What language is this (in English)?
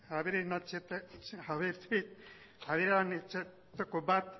Basque